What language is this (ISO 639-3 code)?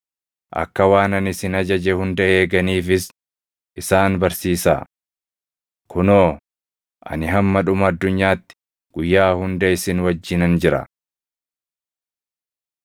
orm